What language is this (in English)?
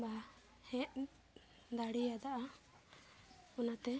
Santali